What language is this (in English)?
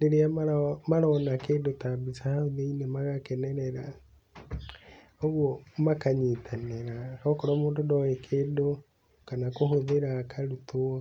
Kikuyu